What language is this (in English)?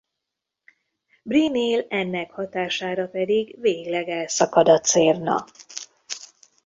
Hungarian